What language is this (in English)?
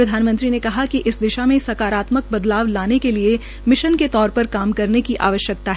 Hindi